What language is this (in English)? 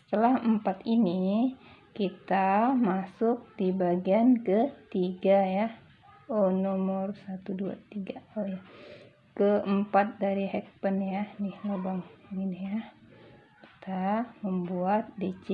Indonesian